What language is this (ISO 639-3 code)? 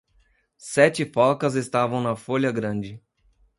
por